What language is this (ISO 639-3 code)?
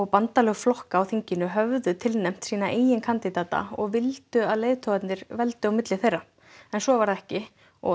isl